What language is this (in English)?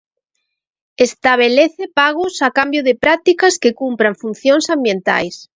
Galician